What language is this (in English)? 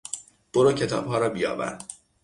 Persian